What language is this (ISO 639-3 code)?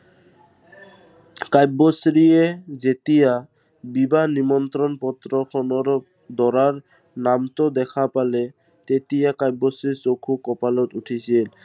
asm